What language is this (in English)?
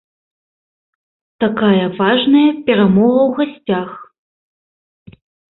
Belarusian